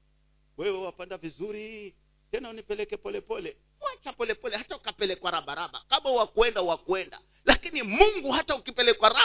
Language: Swahili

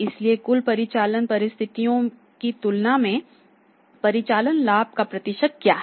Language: Hindi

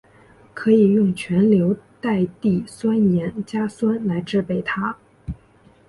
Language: Chinese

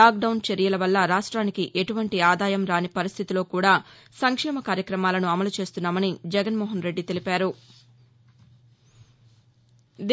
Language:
Telugu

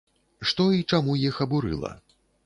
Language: Belarusian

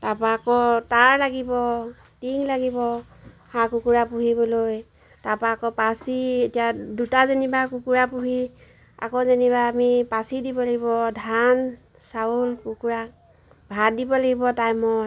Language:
Assamese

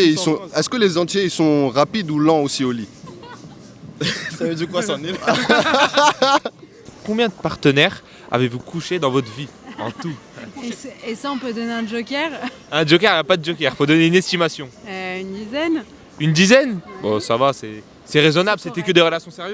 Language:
French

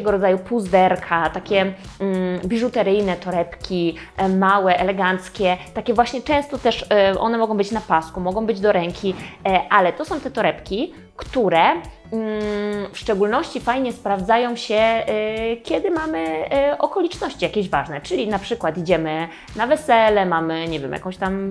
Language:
Polish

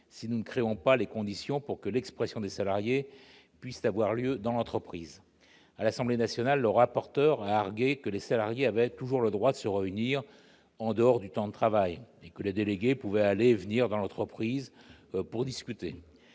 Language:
French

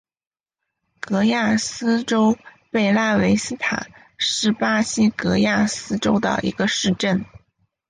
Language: Chinese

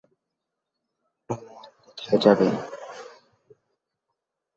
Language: Bangla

